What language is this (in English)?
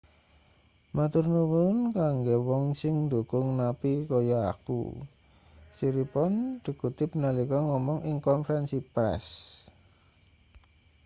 Javanese